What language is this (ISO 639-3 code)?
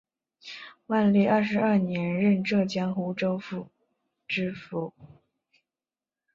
zho